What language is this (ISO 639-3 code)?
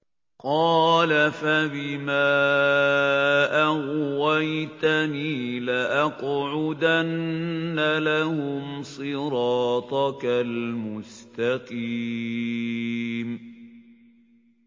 ara